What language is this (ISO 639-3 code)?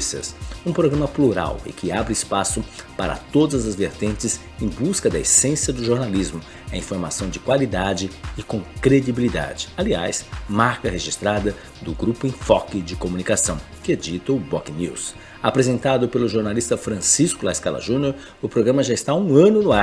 por